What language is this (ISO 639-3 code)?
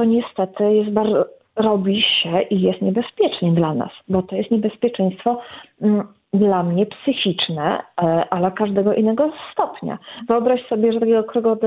pol